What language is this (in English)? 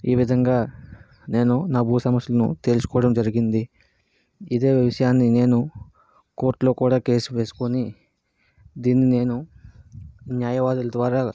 Telugu